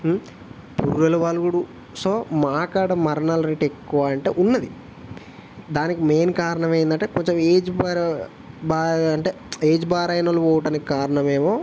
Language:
Telugu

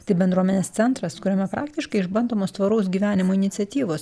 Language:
Lithuanian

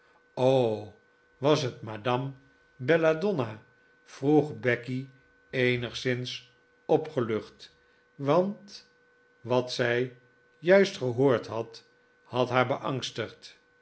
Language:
Dutch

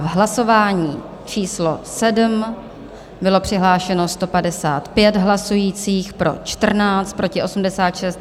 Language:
Czech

